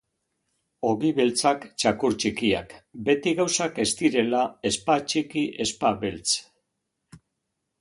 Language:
Basque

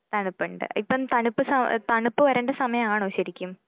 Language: Malayalam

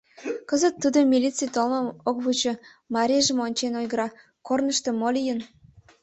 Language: Mari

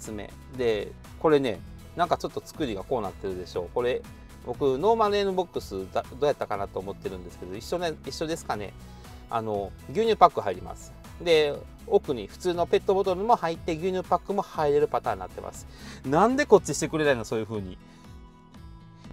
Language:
Japanese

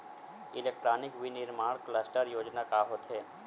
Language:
Chhattisgarhi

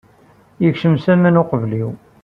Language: Kabyle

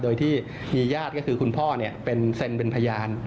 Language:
Thai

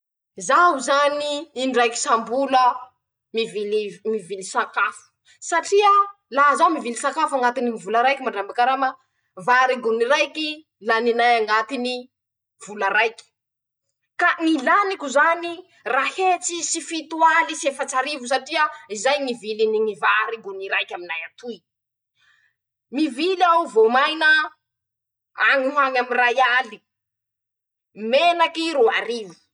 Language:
Masikoro Malagasy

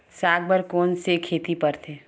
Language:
Chhattisgarhi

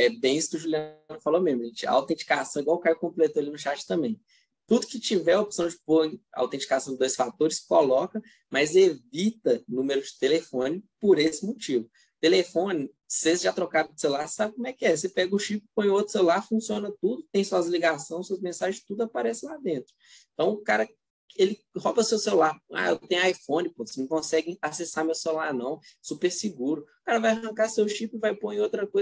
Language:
Portuguese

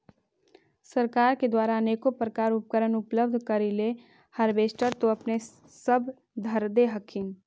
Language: Magahi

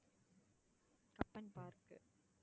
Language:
Tamil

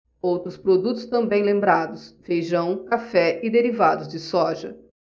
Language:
Portuguese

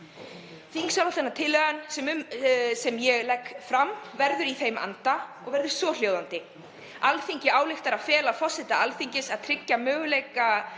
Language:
Icelandic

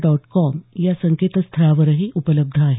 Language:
Marathi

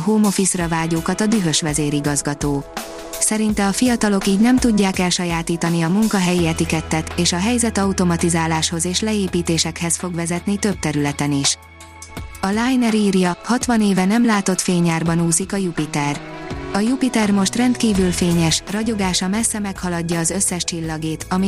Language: Hungarian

